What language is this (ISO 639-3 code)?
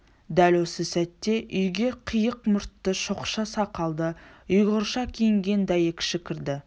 kaz